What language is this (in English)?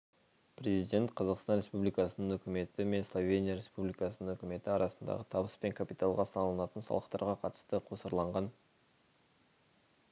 Kazakh